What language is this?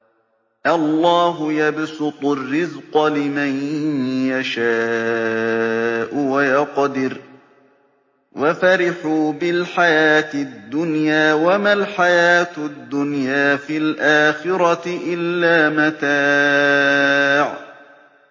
Arabic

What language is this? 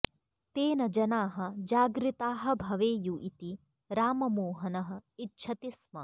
Sanskrit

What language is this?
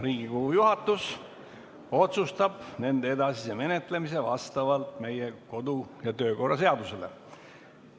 Estonian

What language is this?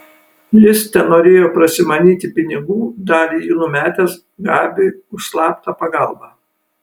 Lithuanian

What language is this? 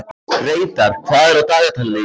Icelandic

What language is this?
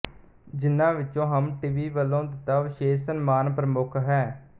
Punjabi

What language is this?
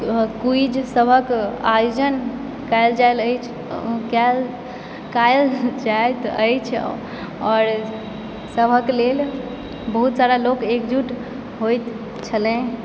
Maithili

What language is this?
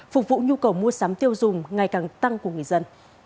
Vietnamese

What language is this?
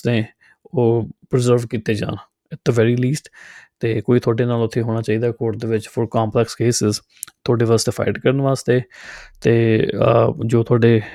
Punjabi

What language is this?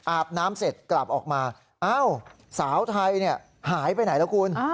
Thai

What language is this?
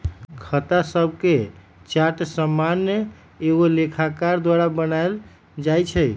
Magahi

